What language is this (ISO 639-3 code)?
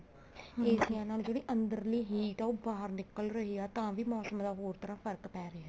pan